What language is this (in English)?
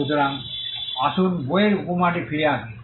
Bangla